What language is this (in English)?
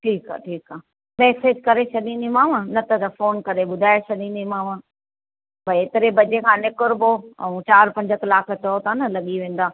Sindhi